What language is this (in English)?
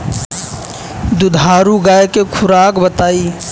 Bhojpuri